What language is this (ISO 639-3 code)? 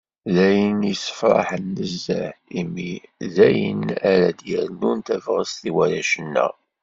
kab